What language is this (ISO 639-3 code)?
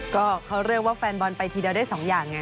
tha